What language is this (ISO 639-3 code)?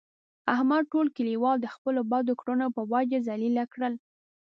pus